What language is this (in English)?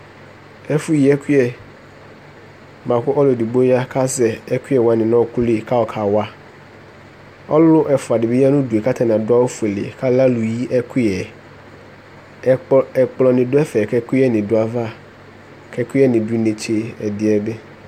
Ikposo